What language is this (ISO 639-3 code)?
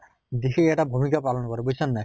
asm